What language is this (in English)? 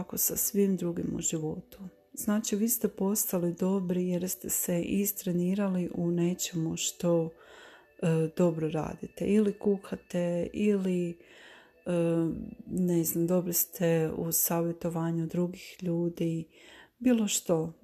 Croatian